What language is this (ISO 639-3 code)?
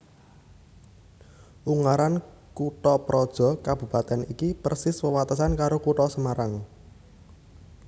jav